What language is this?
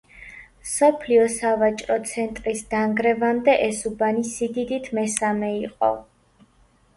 Georgian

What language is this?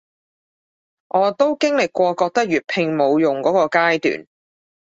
Cantonese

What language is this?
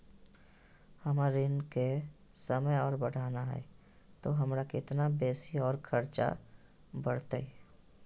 Magahi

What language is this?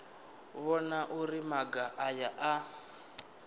Venda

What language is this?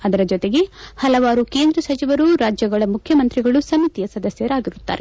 Kannada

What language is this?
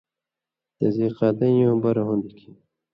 Indus Kohistani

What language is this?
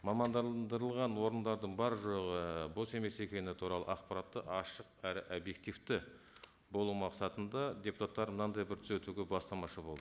Kazakh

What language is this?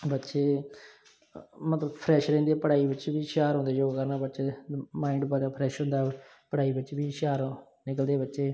Punjabi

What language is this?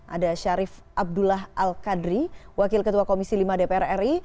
Indonesian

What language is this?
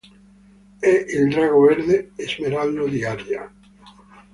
Italian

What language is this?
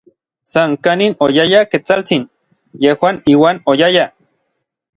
Orizaba Nahuatl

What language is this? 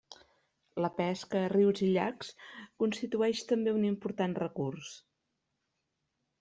Catalan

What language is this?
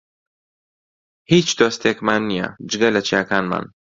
Central Kurdish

